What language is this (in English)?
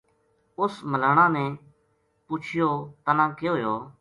Gujari